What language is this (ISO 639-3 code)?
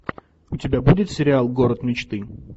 rus